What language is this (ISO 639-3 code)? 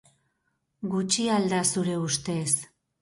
eus